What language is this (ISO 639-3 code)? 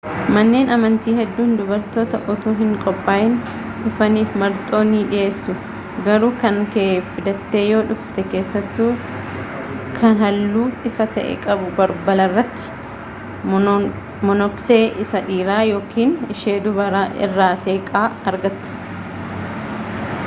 orm